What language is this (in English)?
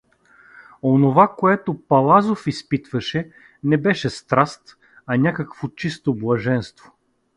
Bulgarian